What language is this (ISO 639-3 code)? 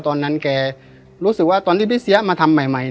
tha